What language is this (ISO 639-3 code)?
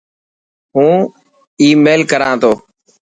mki